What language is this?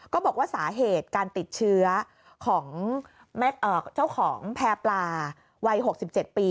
Thai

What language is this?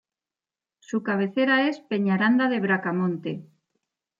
Spanish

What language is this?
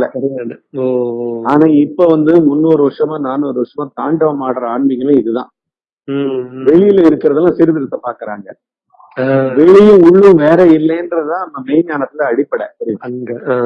Tamil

